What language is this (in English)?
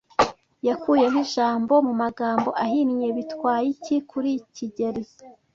Kinyarwanda